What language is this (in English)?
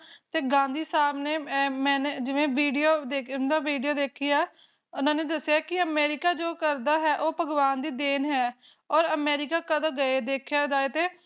Punjabi